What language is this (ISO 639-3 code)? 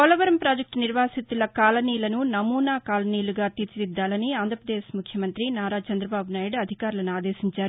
tel